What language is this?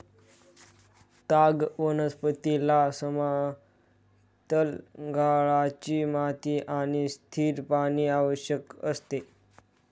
Marathi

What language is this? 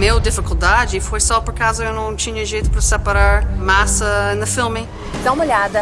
Portuguese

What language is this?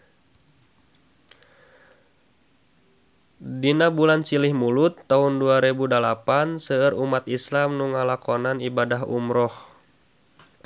Sundanese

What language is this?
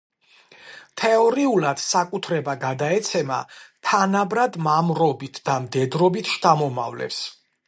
Georgian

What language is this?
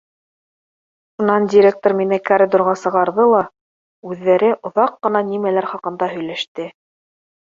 Bashkir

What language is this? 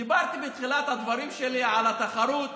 Hebrew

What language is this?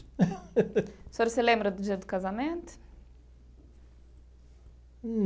Portuguese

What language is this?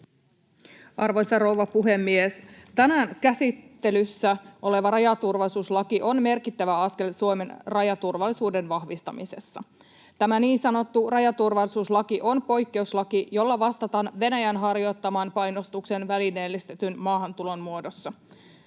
Finnish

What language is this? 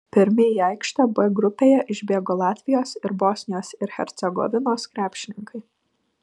Lithuanian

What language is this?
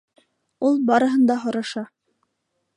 Bashkir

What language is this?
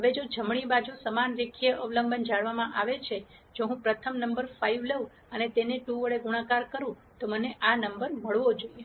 Gujarati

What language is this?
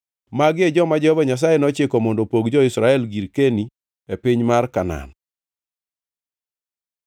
Luo (Kenya and Tanzania)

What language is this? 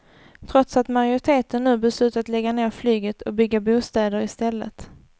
Swedish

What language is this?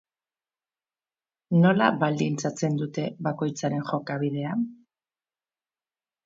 Basque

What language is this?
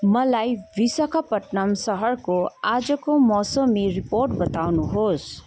Nepali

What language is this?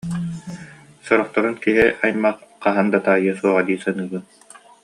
Yakut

